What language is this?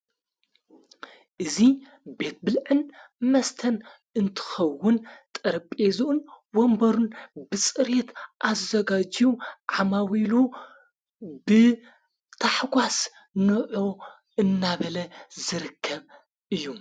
Tigrinya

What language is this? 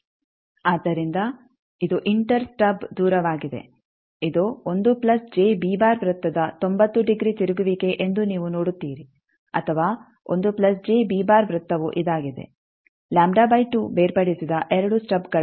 Kannada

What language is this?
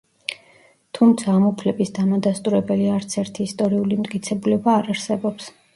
Georgian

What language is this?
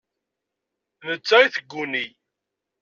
Kabyle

